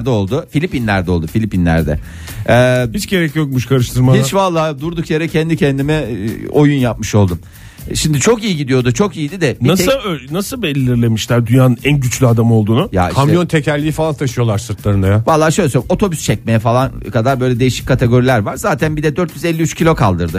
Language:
Turkish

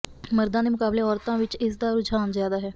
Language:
Punjabi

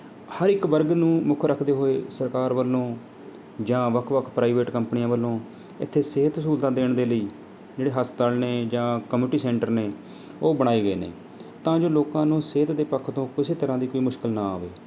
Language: Punjabi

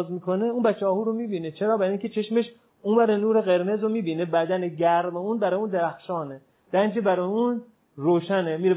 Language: Persian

